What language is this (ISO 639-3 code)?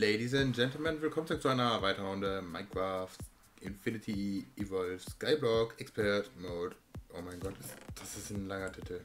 deu